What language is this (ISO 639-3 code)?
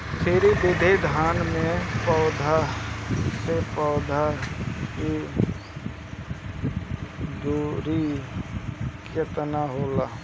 bho